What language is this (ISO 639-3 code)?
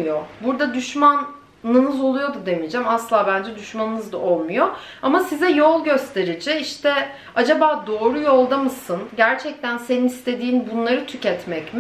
tur